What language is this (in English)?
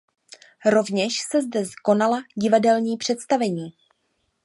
Czech